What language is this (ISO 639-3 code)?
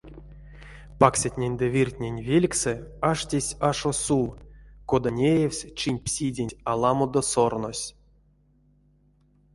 myv